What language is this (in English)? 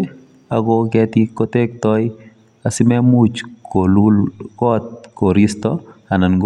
Kalenjin